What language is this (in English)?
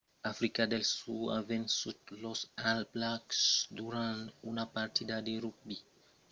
Occitan